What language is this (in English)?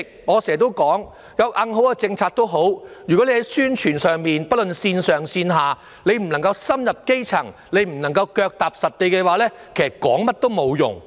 Cantonese